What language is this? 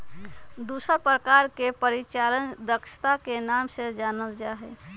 Magahi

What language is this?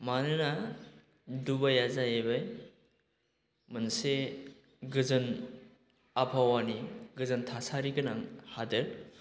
Bodo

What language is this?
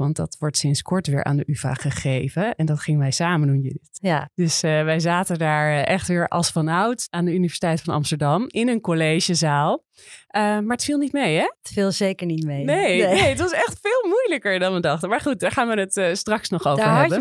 Dutch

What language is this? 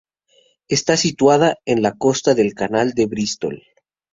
Spanish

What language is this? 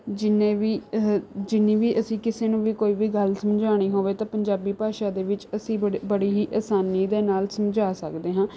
Punjabi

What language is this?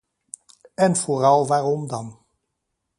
Dutch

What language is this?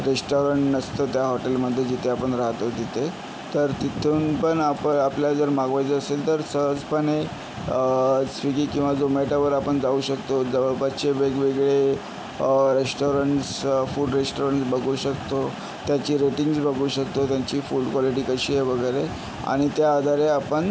Marathi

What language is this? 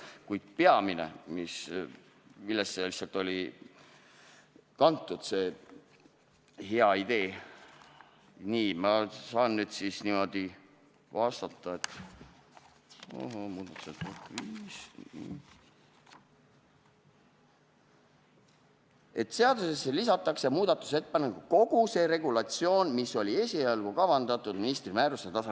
Estonian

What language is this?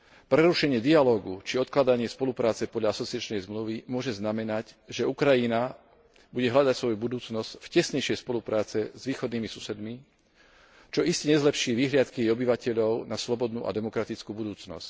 Slovak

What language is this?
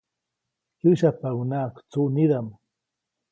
Copainalá Zoque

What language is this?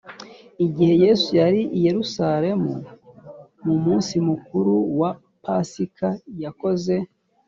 Kinyarwanda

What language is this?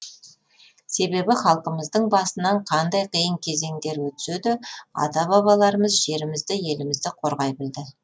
Kazakh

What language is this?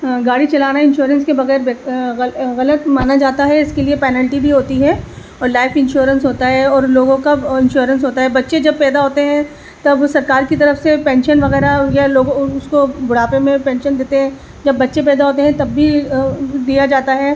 Urdu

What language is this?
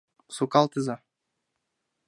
Mari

